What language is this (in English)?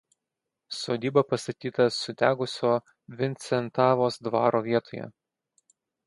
Lithuanian